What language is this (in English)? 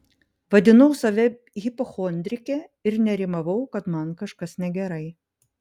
Lithuanian